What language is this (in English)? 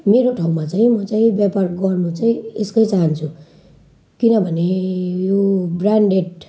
Nepali